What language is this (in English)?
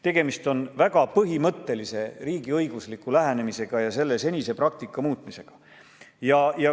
Estonian